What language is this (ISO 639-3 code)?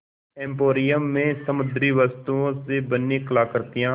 hin